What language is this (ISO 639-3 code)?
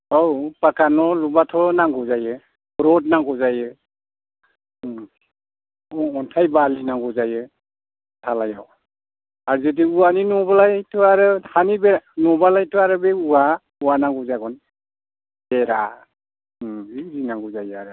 brx